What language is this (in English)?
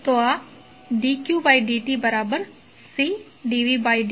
Gujarati